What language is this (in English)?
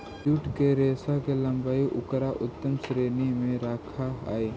Magahi